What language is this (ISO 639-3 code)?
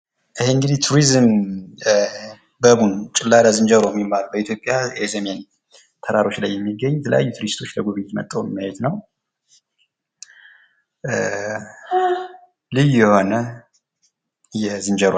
amh